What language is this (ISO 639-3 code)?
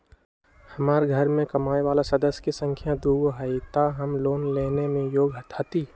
mag